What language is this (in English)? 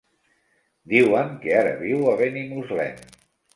Catalan